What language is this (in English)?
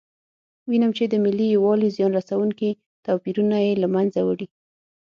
Pashto